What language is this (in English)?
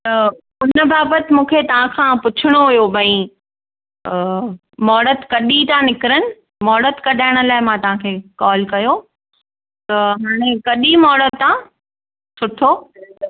Sindhi